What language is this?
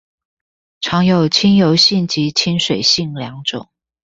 Chinese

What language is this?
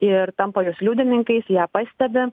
Lithuanian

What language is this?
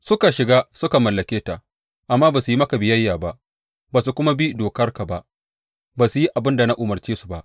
Hausa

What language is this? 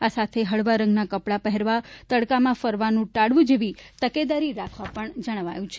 Gujarati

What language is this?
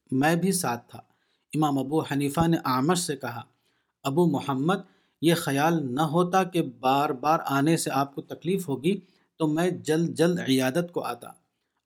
Urdu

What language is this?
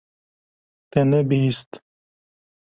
Kurdish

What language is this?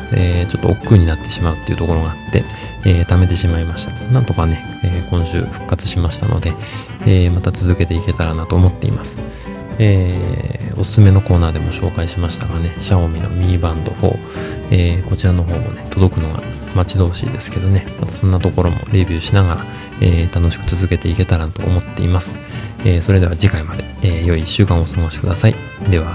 Japanese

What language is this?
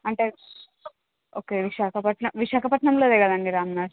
Telugu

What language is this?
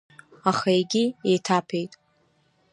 Abkhazian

